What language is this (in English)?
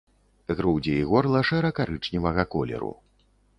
Belarusian